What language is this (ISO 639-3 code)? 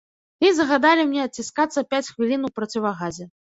bel